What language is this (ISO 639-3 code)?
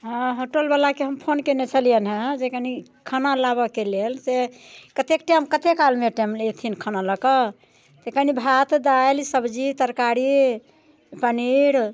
mai